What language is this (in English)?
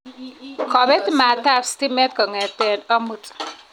Kalenjin